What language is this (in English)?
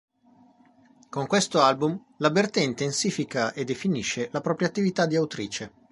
Italian